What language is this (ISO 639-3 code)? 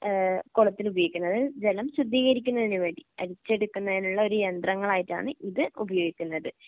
mal